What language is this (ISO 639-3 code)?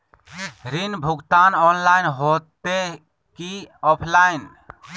mag